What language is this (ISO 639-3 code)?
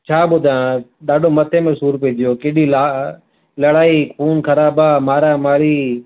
snd